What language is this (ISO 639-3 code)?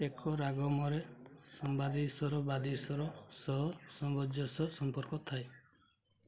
ori